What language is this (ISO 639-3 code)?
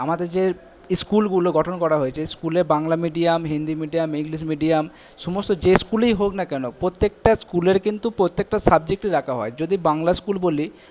ben